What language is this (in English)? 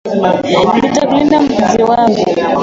Swahili